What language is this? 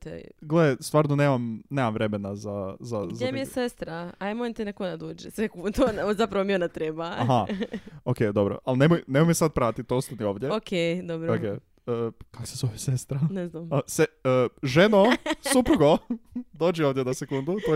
Croatian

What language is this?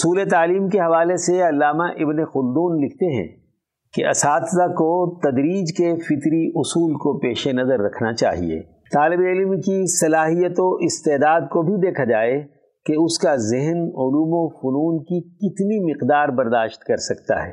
Urdu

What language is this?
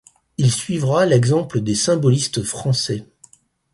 French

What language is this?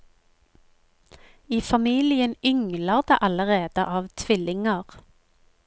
Norwegian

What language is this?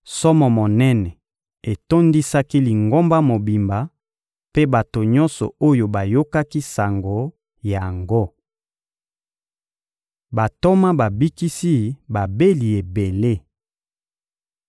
Lingala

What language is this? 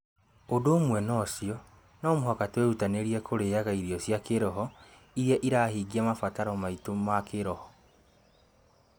Kikuyu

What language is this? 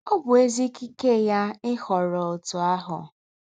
Igbo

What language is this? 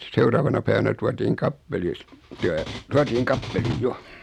Finnish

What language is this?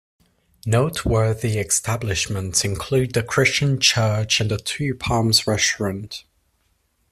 English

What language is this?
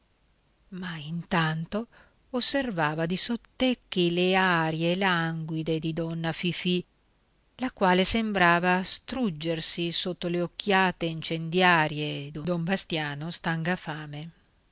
Italian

